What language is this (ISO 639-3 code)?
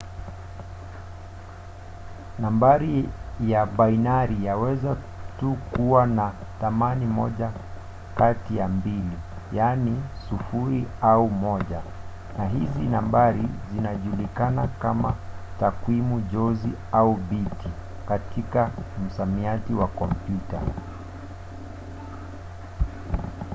swa